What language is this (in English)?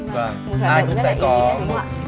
Vietnamese